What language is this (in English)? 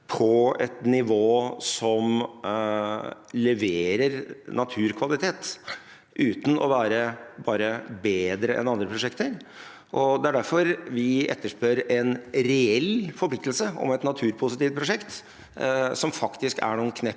Norwegian